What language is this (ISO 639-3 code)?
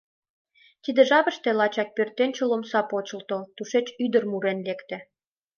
chm